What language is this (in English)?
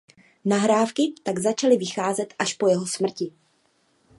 Czech